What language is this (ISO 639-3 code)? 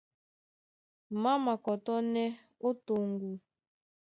dua